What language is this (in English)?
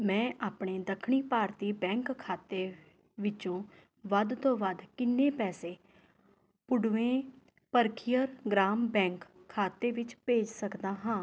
Punjabi